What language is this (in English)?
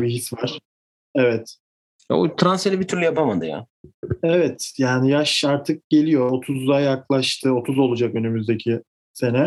Turkish